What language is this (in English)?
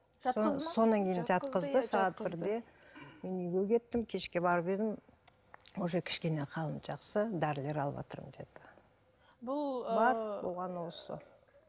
Kazakh